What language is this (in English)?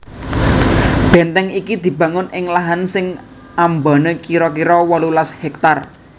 Javanese